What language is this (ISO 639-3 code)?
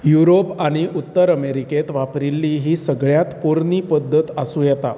kok